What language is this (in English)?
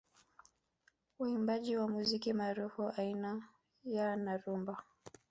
Swahili